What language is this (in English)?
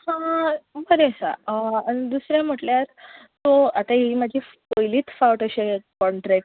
Konkani